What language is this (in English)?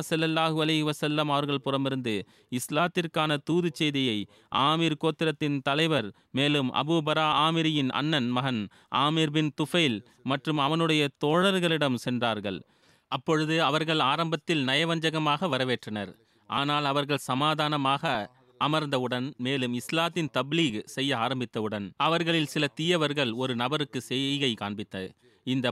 Tamil